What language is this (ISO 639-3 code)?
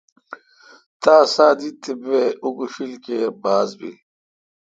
xka